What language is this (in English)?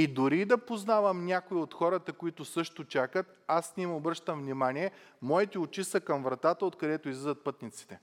Bulgarian